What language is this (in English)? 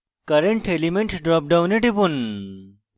Bangla